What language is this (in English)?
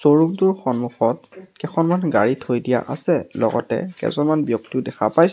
Assamese